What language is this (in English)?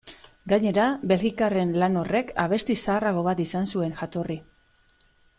Basque